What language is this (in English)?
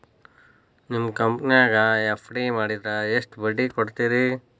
Kannada